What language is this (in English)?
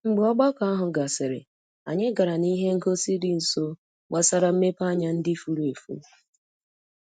Igbo